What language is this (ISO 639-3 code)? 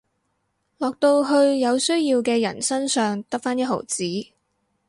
yue